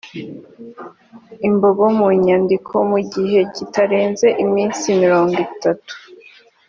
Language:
Kinyarwanda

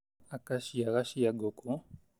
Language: Kikuyu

